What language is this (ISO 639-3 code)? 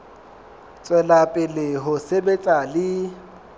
sot